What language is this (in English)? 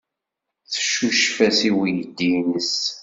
Kabyle